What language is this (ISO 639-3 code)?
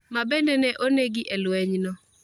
luo